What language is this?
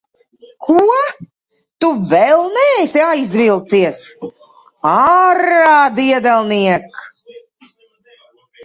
Latvian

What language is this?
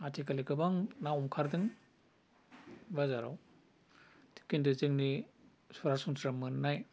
Bodo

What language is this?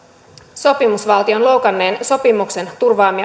Finnish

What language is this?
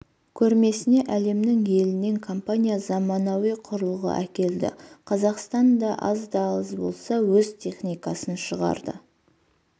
Kazakh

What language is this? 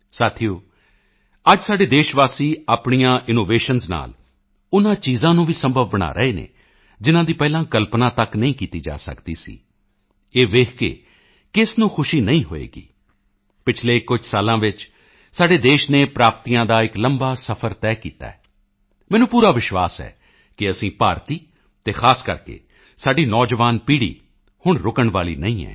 Punjabi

